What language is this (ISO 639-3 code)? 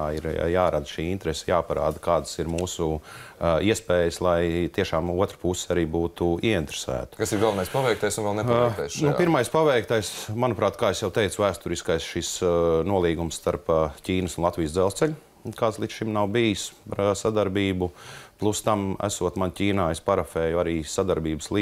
lav